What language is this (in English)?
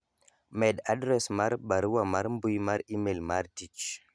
Luo (Kenya and Tanzania)